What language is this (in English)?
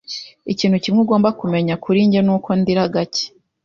Kinyarwanda